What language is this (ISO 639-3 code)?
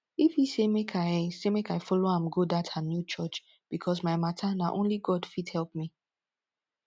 pcm